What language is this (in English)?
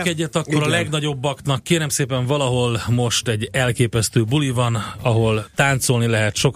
Hungarian